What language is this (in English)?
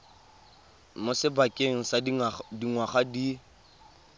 Tswana